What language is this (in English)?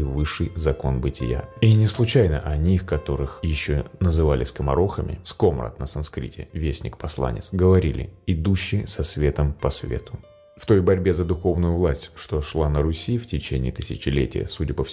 Russian